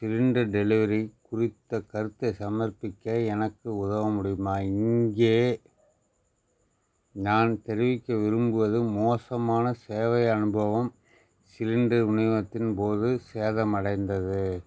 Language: Tamil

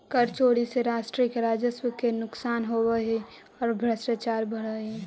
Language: Magahi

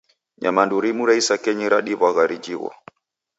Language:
Taita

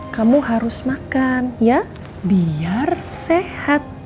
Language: Indonesian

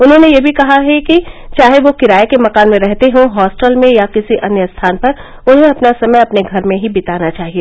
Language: Hindi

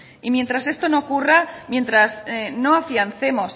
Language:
Spanish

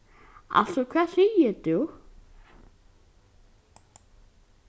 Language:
Faroese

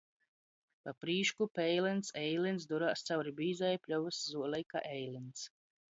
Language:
Latgalian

